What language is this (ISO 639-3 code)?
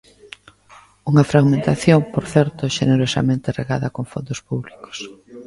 glg